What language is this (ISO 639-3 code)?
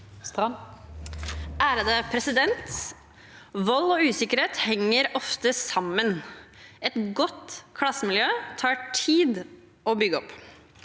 nor